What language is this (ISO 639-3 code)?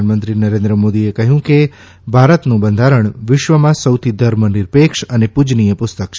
guj